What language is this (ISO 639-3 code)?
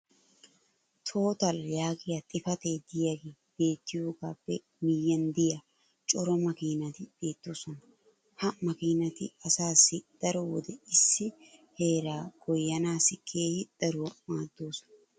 wal